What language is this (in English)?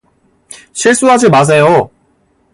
Korean